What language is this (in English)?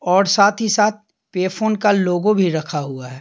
Hindi